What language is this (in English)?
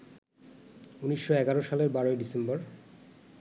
Bangla